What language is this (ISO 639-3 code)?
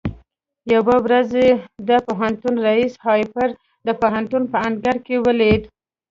pus